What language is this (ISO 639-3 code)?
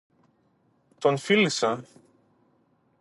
ell